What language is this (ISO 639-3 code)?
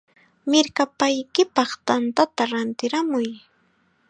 qxa